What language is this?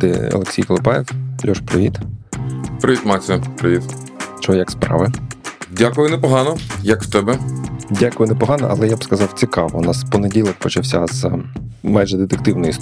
Ukrainian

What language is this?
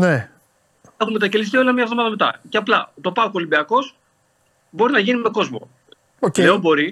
Greek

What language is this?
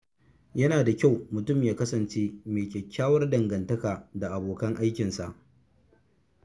Hausa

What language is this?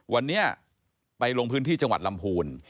Thai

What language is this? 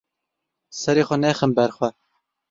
Kurdish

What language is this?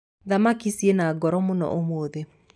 Kikuyu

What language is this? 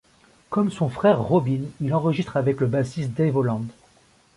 French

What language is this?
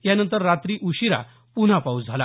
Marathi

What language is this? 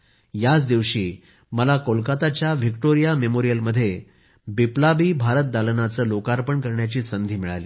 Marathi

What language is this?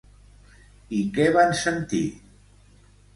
Catalan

